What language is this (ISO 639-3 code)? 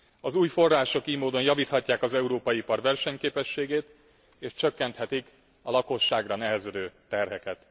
hun